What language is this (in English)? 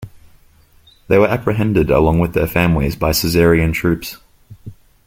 English